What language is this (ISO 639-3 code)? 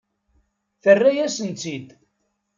kab